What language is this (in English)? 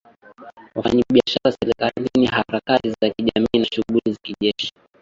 Swahili